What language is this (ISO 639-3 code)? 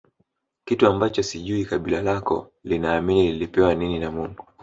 swa